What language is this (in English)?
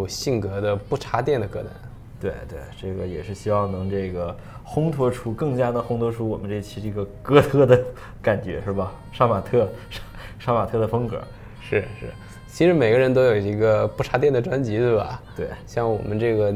Chinese